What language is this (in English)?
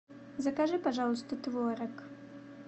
Russian